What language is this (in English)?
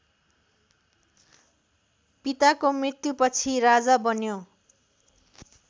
Nepali